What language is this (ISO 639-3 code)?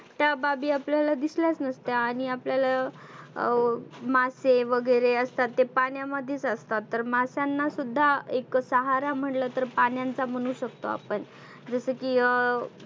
mar